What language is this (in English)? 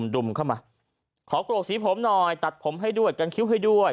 Thai